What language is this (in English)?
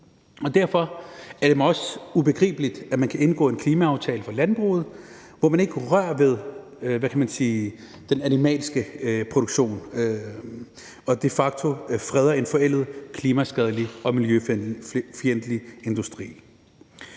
Danish